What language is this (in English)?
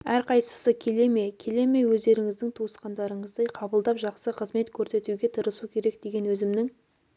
Kazakh